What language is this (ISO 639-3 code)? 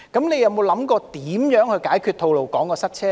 yue